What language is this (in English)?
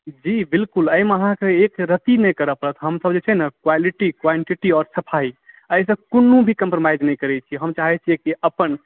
Maithili